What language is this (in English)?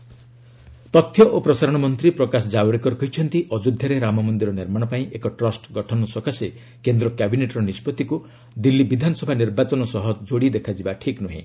Odia